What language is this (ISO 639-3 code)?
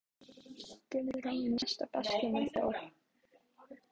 isl